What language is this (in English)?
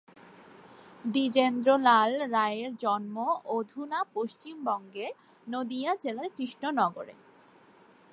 Bangla